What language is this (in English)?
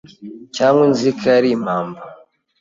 Kinyarwanda